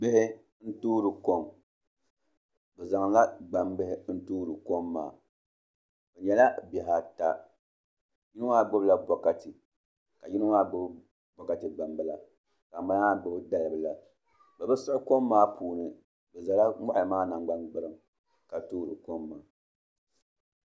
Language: Dagbani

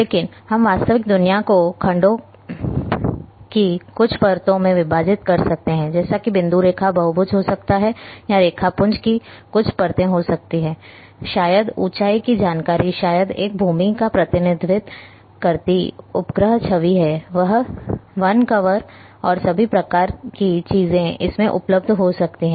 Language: Hindi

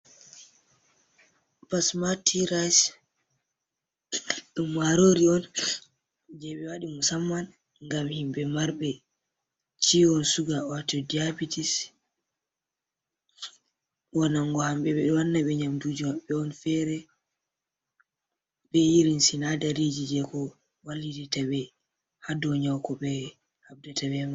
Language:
Fula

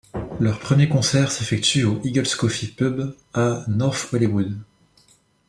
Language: French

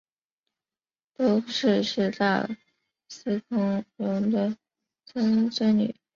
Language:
Chinese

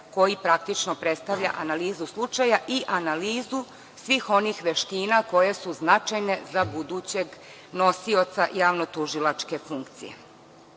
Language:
Serbian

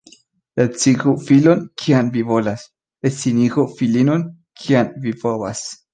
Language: Esperanto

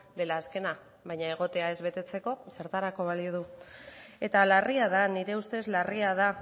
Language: Basque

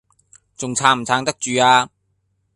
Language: Cantonese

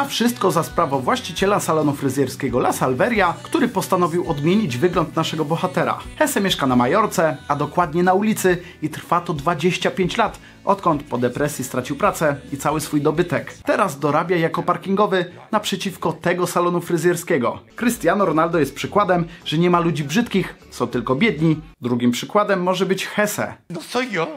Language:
Polish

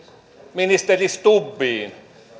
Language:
Finnish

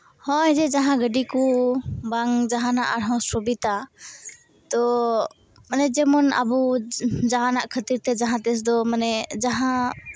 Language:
Santali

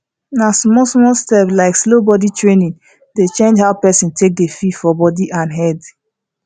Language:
Nigerian Pidgin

